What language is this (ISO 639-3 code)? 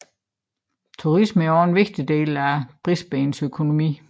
dan